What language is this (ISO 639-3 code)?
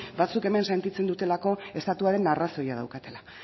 eus